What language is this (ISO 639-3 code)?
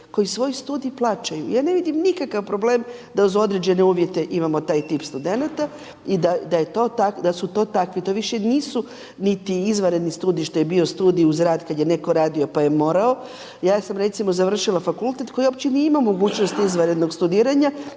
hrv